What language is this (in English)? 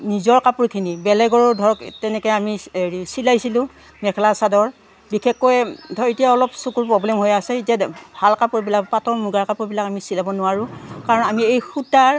Assamese